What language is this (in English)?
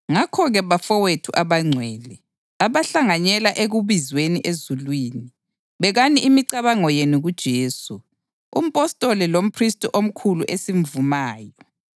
North Ndebele